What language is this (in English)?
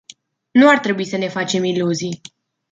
Romanian